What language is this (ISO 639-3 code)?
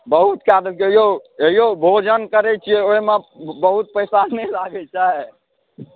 mai